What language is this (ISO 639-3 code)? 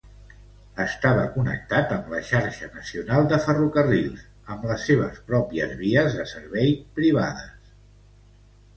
cat